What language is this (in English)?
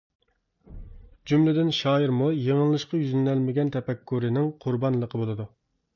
Uyghur